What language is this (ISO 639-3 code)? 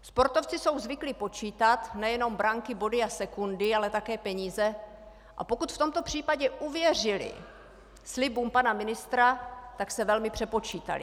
ces